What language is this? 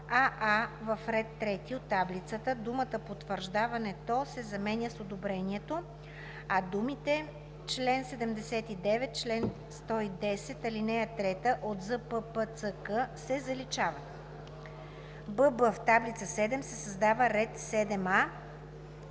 Bulgarian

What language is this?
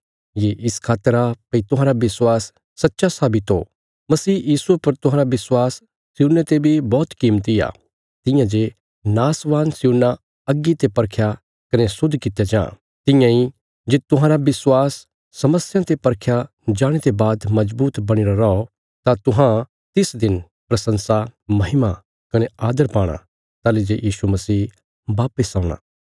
Bilaspuri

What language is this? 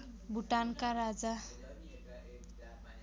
Nepali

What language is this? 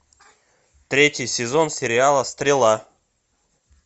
Russian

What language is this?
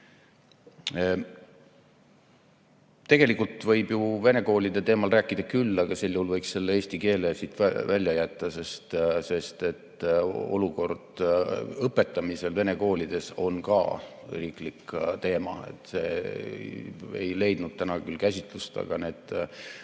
Estonian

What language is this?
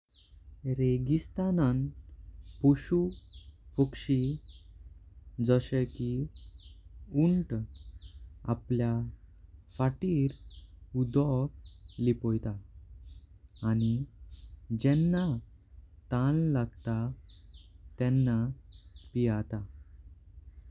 Konkani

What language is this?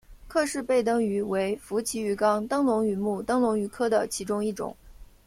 Chinese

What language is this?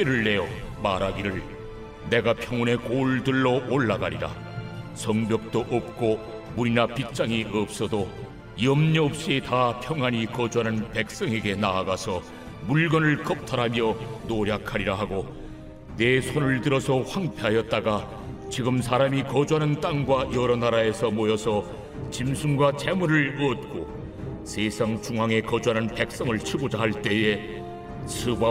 Korean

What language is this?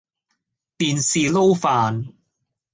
Cantonese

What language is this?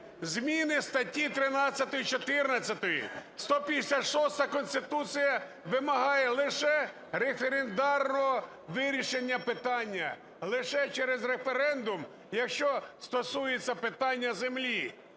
Ukrainian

